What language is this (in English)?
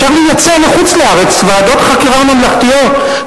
Hebrew